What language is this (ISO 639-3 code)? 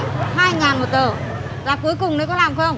vie